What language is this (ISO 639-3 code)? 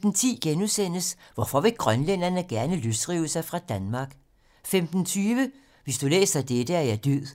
dan